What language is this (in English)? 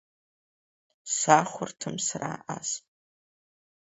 Abkhazian